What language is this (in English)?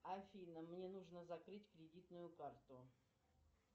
Russian